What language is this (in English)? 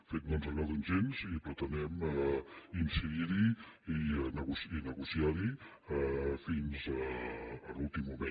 Catalan